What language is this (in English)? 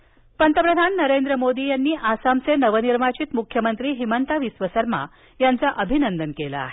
Marathi